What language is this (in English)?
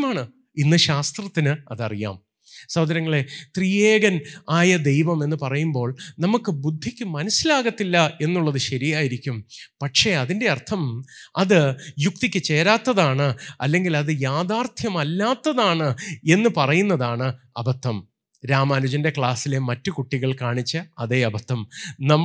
Malayalam